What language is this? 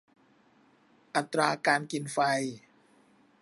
Thai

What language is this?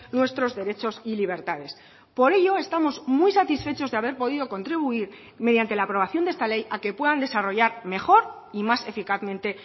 Spanish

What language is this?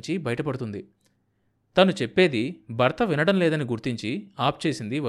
Telugu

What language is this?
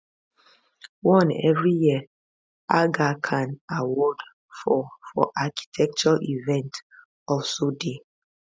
Nigerian Pidgin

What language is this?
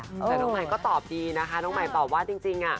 Thai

